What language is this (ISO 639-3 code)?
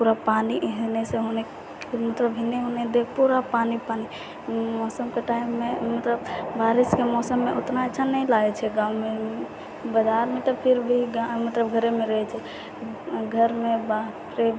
mai